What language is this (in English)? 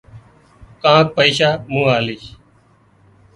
Wadiyara Koli